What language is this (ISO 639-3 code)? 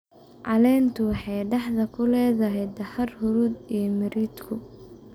som